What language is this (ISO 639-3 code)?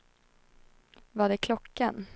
swe